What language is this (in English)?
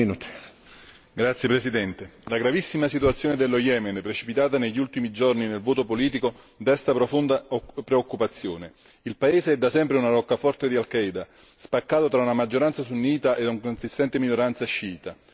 Italian